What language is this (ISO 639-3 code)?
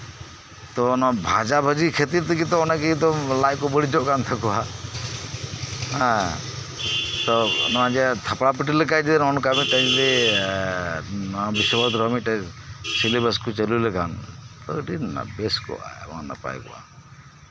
sat